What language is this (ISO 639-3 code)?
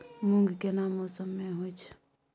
mai